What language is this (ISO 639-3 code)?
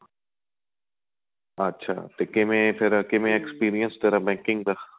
pan